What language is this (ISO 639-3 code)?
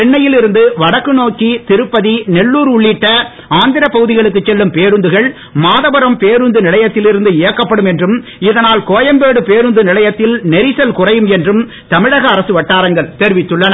tam